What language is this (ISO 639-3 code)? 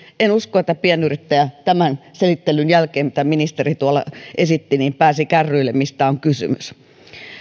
fin